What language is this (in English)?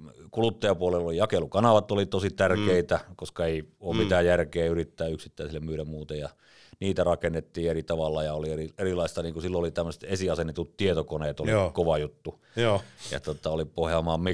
Finnish